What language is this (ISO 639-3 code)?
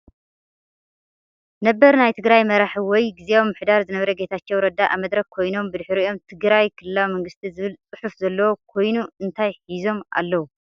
tir